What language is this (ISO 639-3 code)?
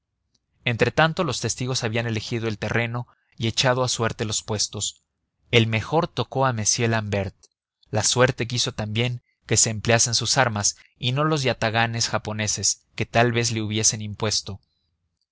spa